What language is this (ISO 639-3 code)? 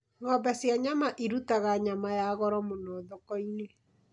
kik